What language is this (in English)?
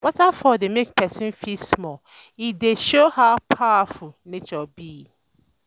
Nigerian Pidgin